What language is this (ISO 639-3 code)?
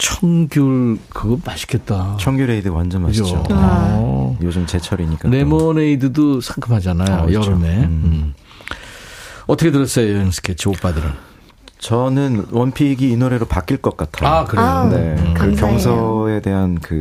kor